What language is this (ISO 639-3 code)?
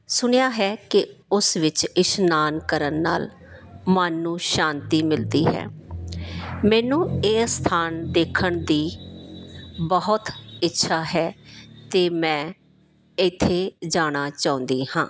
pan